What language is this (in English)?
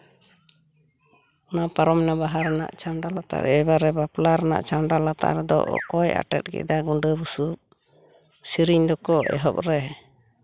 Santali